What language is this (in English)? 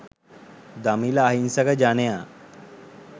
Sinhala